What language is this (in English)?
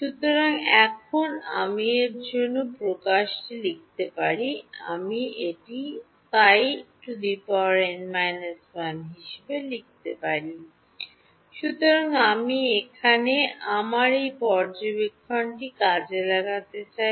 Bangla